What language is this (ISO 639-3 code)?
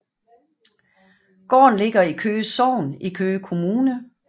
dan